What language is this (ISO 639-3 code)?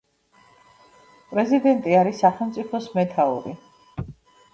kat